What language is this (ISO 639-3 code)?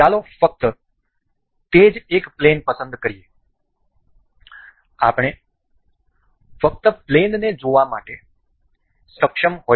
guj